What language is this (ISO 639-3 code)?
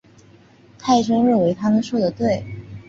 zho